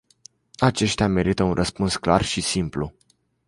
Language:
Romanian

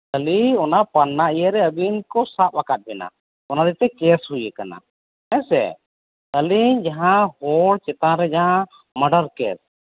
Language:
Santali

